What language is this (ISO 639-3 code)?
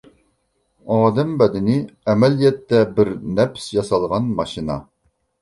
uig